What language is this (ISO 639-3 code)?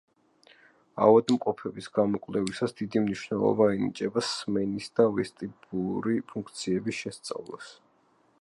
kat